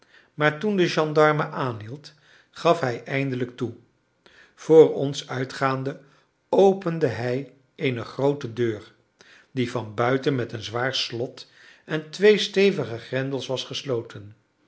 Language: Dutch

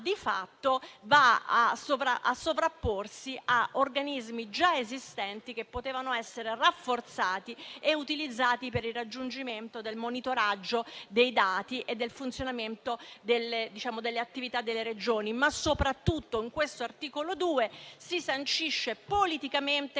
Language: Italian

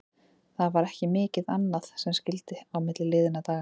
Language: Icelandic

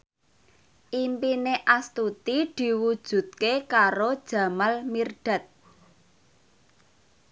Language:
Javanese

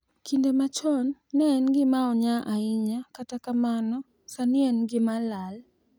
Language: Luo (Kenya and Tanzania)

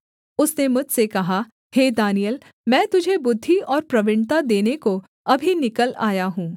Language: Hindi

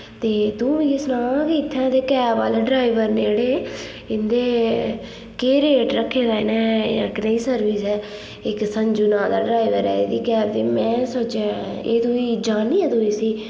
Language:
Dogri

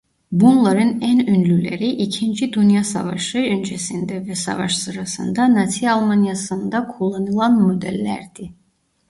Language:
Turkish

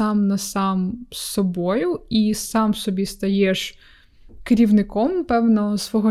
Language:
Ukrainian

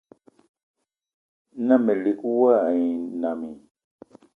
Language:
Eton (Cameroon)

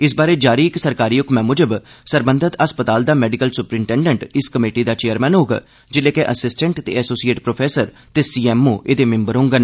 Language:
Dogri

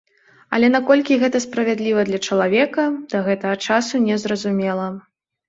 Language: Belarusian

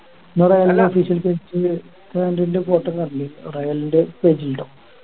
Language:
Malayalam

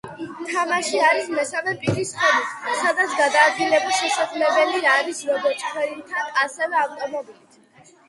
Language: Georgian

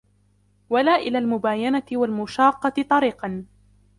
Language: Arabic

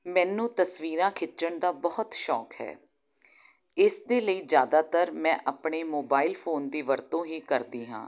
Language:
Punjabi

